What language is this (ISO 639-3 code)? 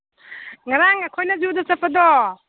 mni